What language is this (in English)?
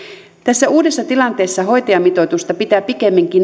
Finnish